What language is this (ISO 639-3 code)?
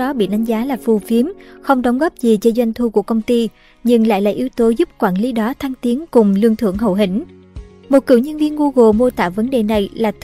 vie